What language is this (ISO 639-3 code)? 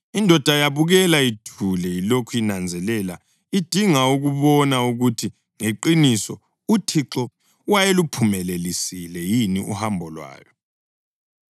nde